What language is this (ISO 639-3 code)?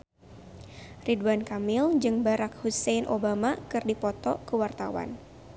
sun